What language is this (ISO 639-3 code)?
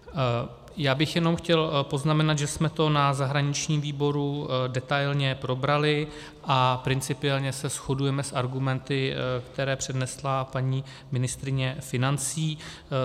ces